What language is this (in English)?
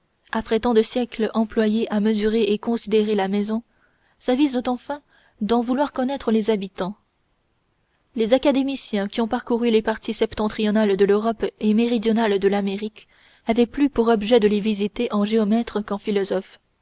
French